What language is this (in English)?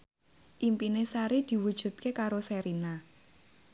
Javanese